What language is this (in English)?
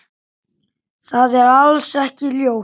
Icelandic